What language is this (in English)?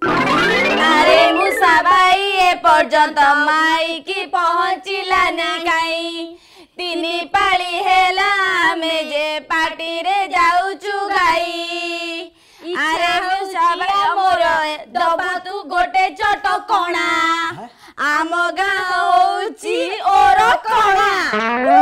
Hindi